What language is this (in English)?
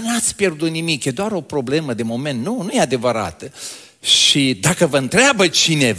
Romanian